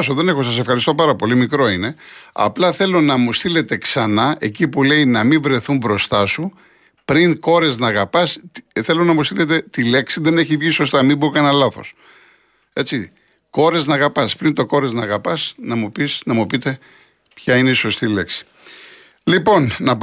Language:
Greek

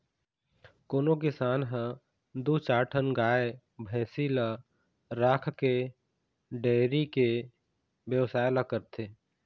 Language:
Chhattisgarhi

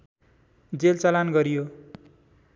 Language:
Nepali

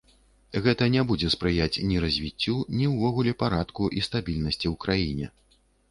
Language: Belarusian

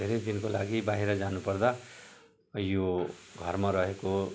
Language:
Nepali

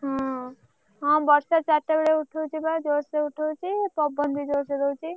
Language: Odia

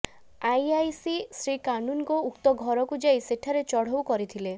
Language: Odia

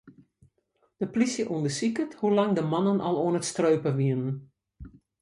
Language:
Western Frisian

